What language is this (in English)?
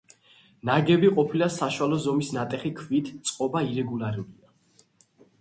Georgian